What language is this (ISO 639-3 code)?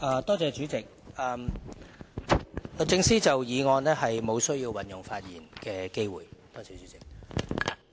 yue